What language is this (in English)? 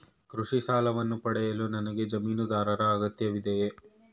Kannada